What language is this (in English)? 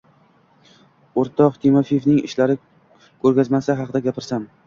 Uzbek